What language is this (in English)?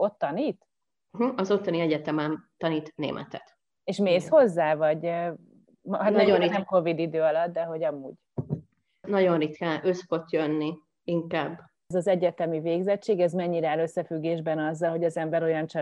Hungarian